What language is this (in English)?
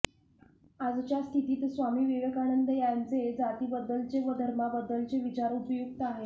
Marathi